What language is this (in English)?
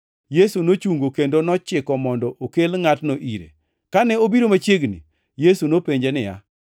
Luo (Kenya and Tanzania)